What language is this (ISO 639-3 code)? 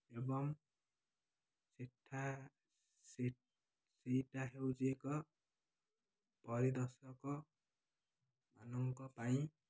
ori